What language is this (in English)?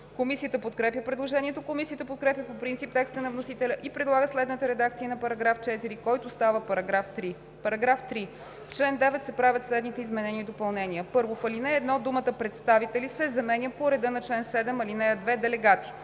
Bulgarian